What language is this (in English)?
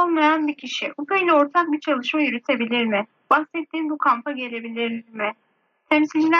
Turkish